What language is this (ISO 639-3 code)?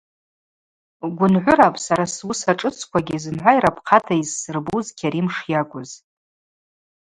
abq